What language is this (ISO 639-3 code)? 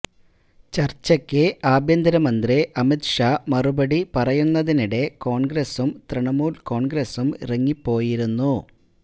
mal